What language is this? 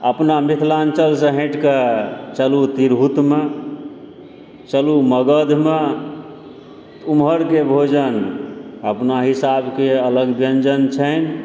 Maithili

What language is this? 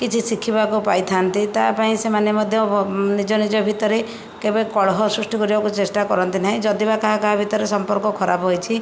Odia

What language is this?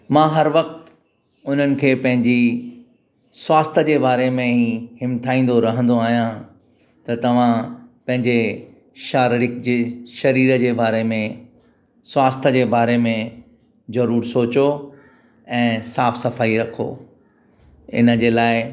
Sindhi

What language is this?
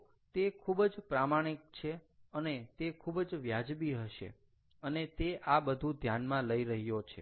Gujarati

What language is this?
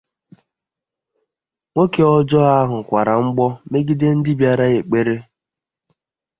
Igbo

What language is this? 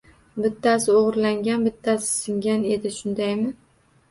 Uzbek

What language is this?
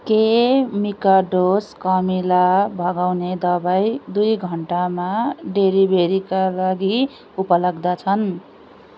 Nepali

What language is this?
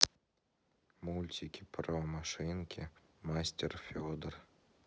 Russian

